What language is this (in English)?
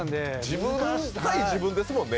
Japanese